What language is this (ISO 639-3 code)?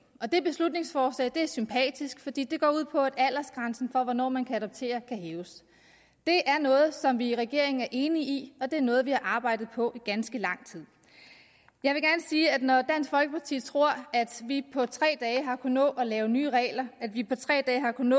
dan